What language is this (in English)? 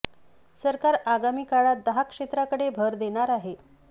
Marathi